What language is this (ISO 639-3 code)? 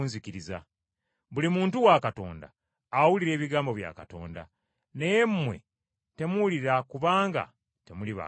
lug